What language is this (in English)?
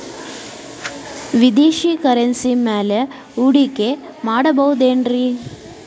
Kannada